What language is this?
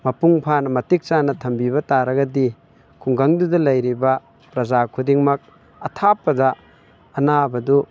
Manipuri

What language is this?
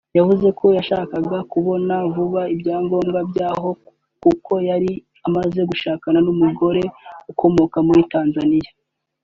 Kinyarwanda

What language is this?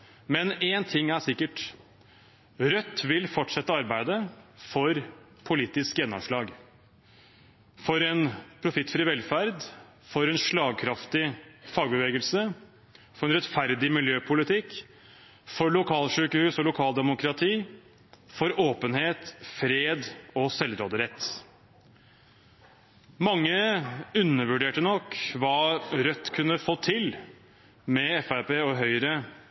Norwegian Bokmål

